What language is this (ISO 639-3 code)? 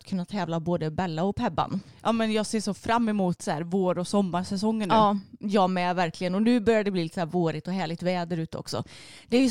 swe